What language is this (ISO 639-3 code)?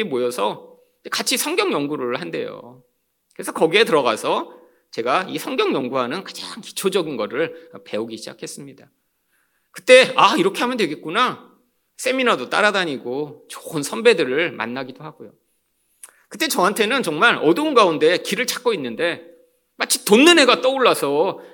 kor